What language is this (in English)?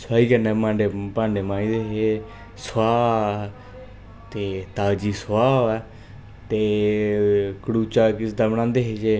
Dogri